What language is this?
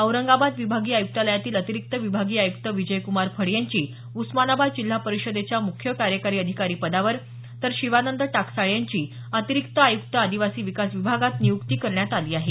Marathi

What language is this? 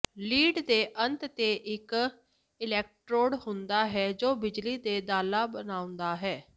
Punjabi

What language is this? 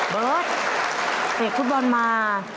Thai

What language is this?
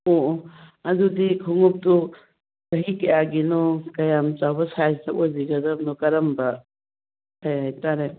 Manipuri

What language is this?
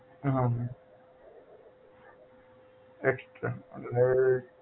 Gujarati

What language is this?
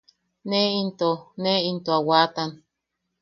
Yaqui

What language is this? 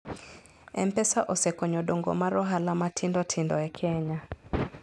Luo (Kenya and Tanzania)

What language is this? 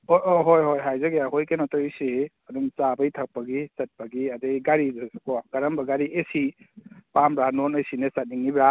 Manipuri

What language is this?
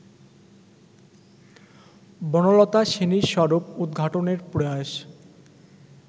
Bangla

